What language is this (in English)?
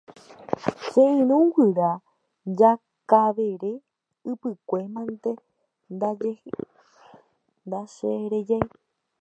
Guarani